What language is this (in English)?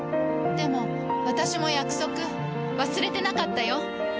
Japanese